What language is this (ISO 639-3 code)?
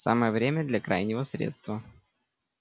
rus